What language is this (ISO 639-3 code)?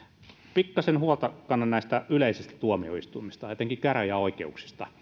fin